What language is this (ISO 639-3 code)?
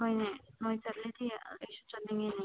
mni